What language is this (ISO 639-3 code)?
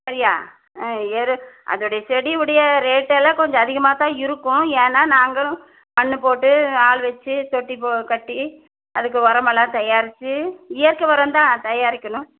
tam